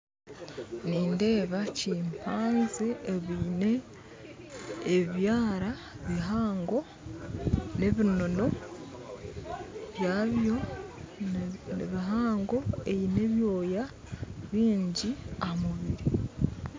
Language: Nyankole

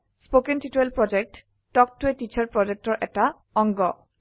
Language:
Assamese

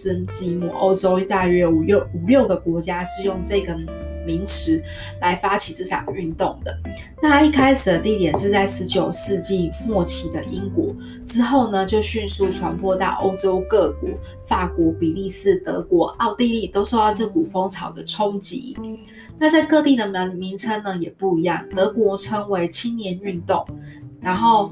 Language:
Chinese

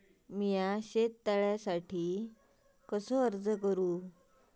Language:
Marathi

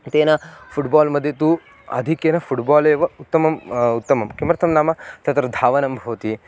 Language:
Sanskrit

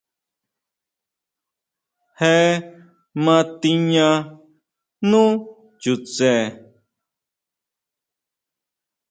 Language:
Huautla Mazatec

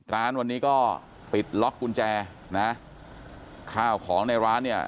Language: Thai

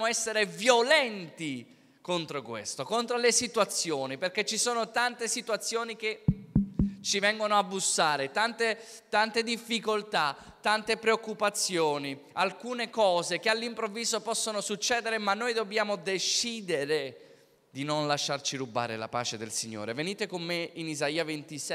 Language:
Italian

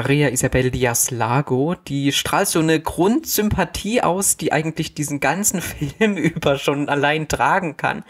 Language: German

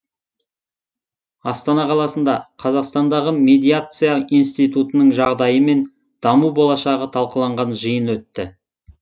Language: Kazakh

